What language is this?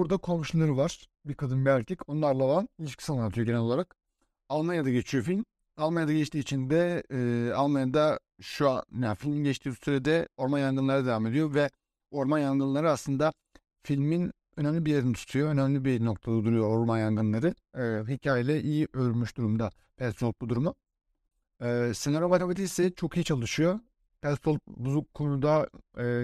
Turkish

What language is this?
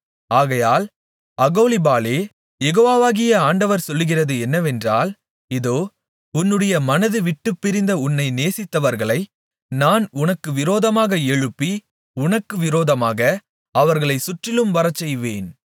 Tamil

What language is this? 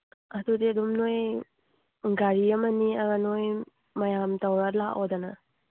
Manipuri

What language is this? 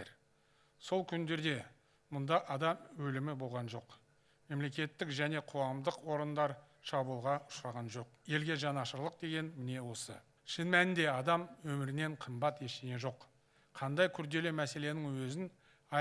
Turkish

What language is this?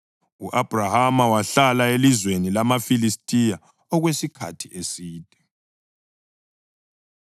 North Ndebele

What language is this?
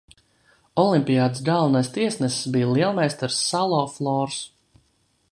Latvian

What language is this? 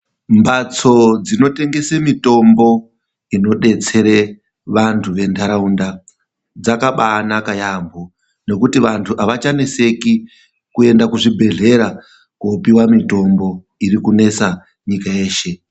Ndau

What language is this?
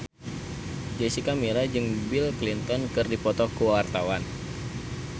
Sundanese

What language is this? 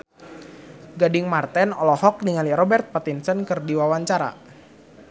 Sundanese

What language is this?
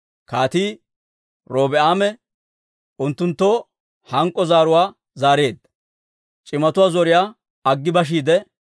Dawro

